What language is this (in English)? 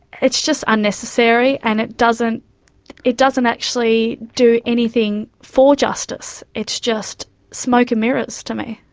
English